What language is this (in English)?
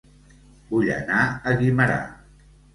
Catalan